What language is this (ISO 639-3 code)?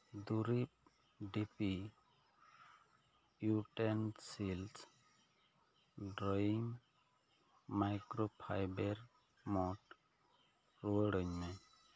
sat